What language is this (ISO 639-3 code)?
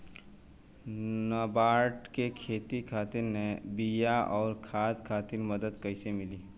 bho